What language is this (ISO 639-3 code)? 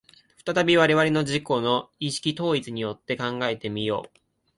jpn